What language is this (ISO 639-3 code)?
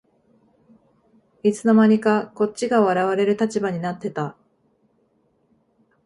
jpn